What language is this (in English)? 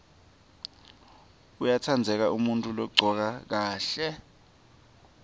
Swati